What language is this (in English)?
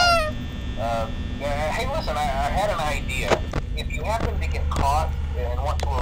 Polish